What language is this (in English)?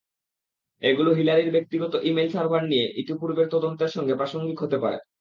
Bangla